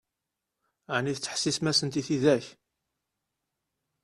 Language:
Kabyle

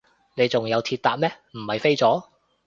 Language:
Cantonese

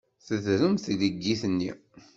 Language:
Kabyle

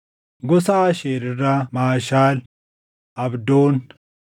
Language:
Oromo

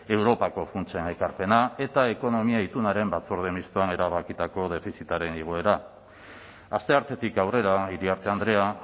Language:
Basque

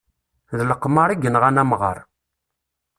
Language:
Kabyle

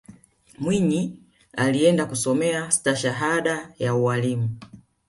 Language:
Swahili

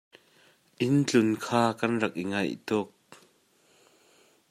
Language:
Hakha Chin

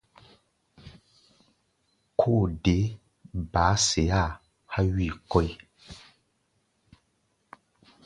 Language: Gbaya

